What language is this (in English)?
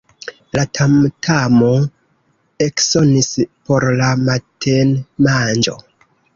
Esperanto